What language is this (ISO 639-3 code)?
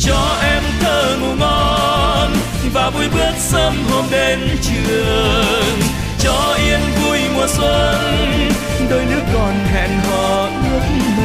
vie